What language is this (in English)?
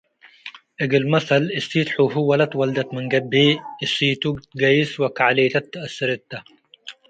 Tigre